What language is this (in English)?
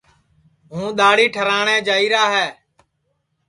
Sansi